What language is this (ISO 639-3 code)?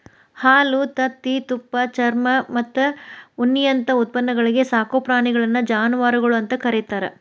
kan